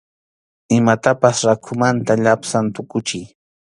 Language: Arequipa-La Unión Quechua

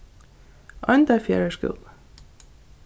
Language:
Faroese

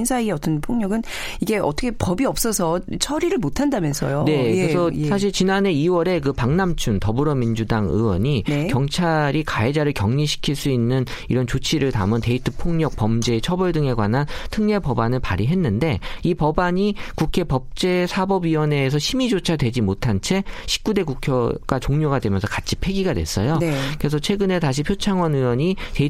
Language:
Korean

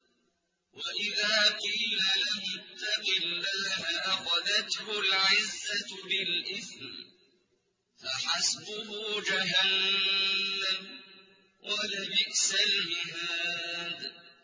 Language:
Arabic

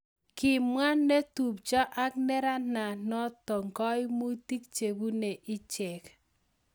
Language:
Kalenjin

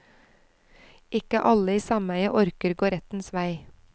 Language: Norwegian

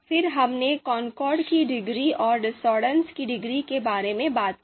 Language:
Hindi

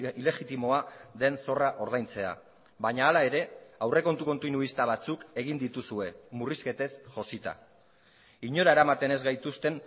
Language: Basque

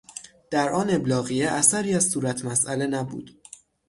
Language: Persian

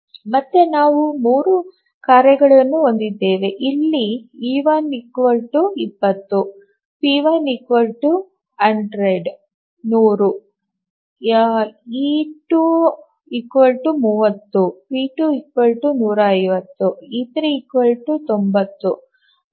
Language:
Kannada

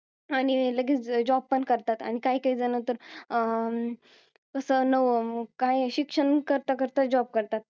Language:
Marathi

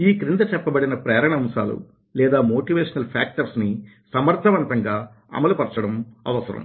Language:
Telugu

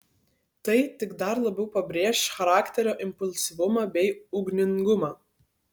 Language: Lithuanian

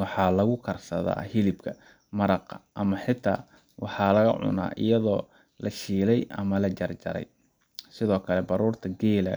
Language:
Somali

